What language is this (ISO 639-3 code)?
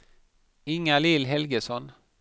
swe